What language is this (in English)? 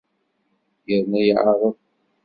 Kabyle